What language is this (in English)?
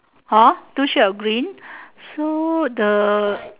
English